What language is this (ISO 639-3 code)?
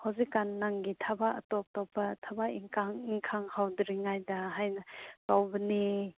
mni